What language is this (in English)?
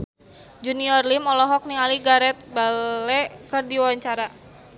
Sundanese